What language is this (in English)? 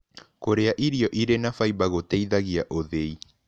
Kikuyu